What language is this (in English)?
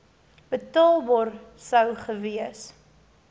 Afrikaans